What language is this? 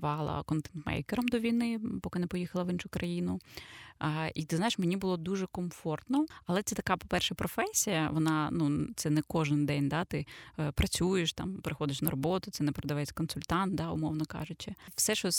Ukrainian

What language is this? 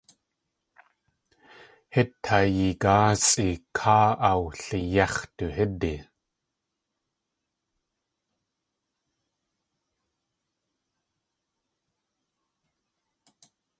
Tlingit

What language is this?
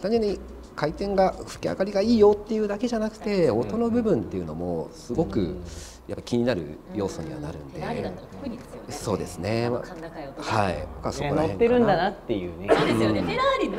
Japanese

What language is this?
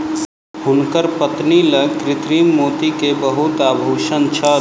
Maithili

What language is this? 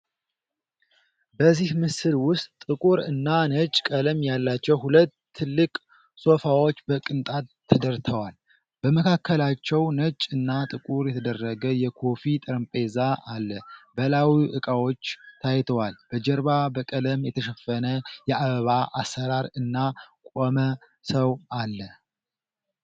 Amharic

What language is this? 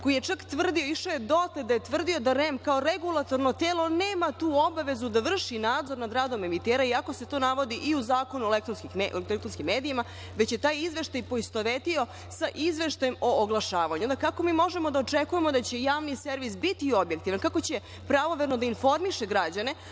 Serbian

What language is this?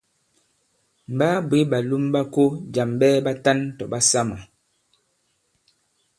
Bankon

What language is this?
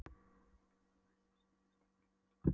Icelandic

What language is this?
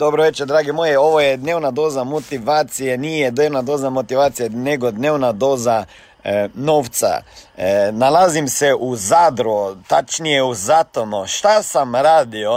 Croatian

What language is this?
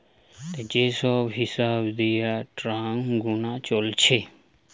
Bangla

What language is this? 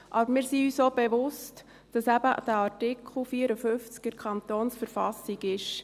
Swiss German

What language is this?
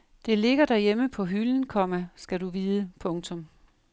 Danish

